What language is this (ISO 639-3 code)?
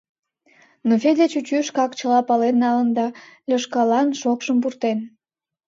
chm